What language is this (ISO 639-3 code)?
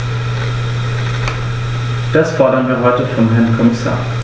deu